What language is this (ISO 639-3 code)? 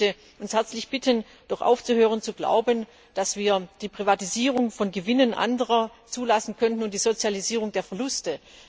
deu